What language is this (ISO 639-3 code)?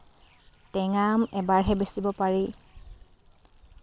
asm